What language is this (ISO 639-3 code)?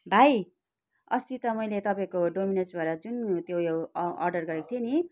nep